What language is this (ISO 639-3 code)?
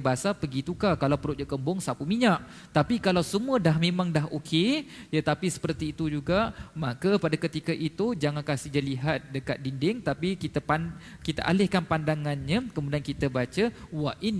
msa